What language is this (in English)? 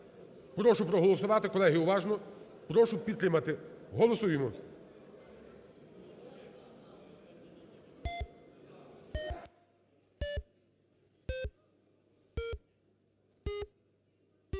Ukrainian